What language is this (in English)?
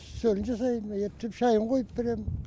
Kazakh